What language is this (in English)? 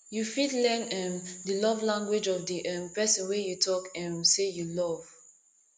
Nigerian Pidgin